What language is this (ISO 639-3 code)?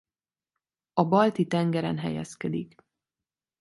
hun